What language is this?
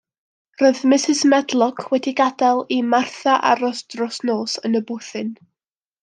Welsh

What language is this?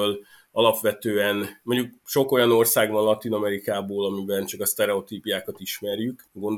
Hungarian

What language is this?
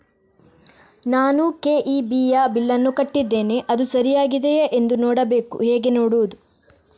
Kannada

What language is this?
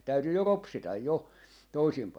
Finnish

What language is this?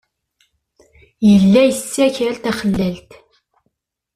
Kabyle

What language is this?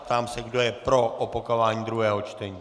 Czech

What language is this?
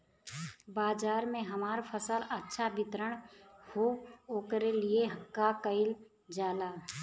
Bhojpuri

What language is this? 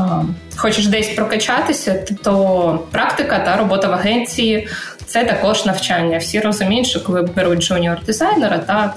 Ukrainian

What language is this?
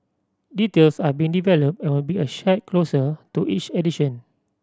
English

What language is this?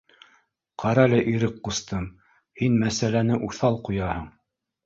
Bashkir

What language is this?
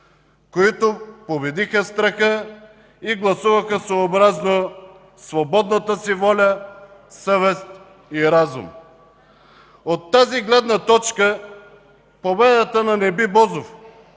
Bulgarian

